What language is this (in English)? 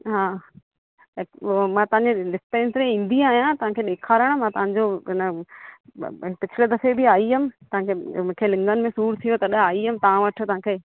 Sindhi